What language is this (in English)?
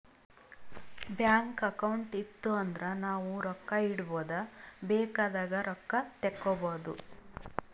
Kannada